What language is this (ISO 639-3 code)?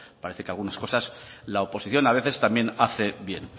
spa